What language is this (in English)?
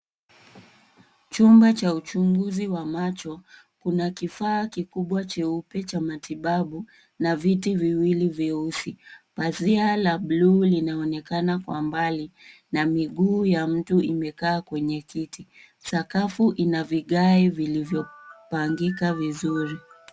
Swahili